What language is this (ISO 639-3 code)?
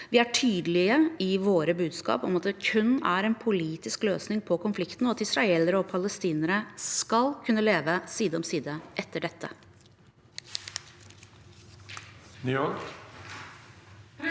nor